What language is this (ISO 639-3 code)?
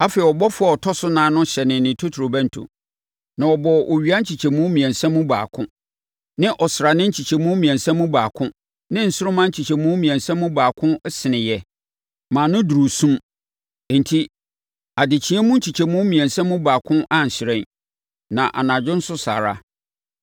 aka